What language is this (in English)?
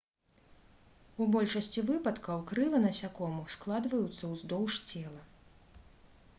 Belarusian